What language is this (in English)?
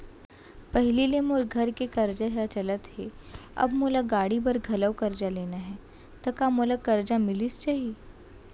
Chhattisgarhi